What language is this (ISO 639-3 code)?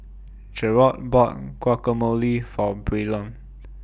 eng